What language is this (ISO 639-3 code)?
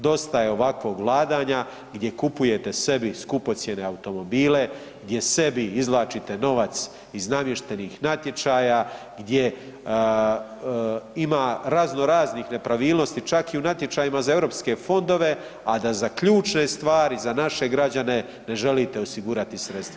hrv